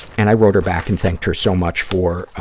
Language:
English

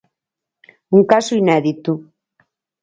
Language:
Galician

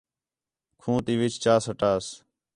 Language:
Khetrani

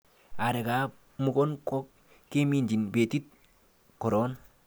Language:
Kalenjin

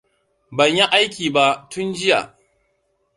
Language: Hausa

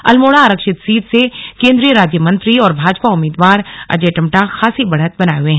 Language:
Hindi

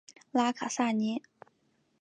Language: Chinese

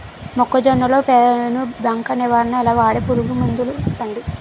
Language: Telugu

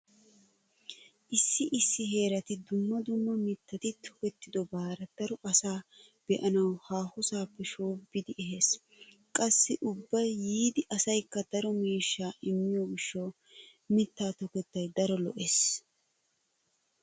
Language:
Wolaytta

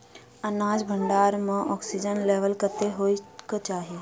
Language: Maithili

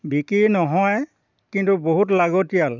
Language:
Assamese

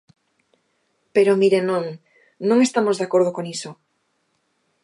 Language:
Galician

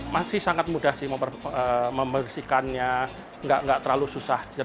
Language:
Indonesian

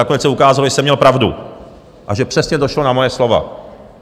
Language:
Czech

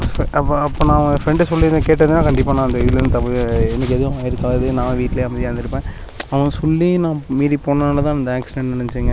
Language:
Tamil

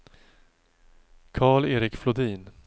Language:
Swedish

